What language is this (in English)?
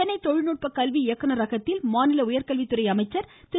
Tamil